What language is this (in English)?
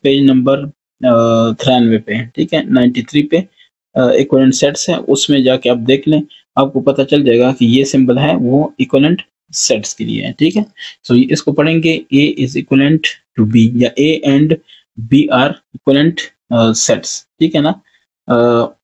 Hindi